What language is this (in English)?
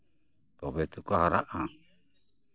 Santali